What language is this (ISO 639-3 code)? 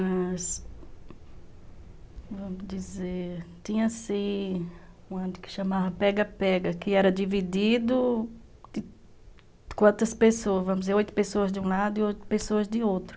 por